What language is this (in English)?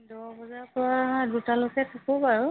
Assamese